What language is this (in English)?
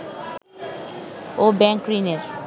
Bangla